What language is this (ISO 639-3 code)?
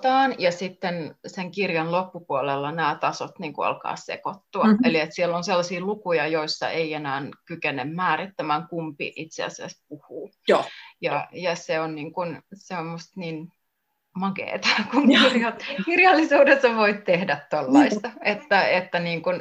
fin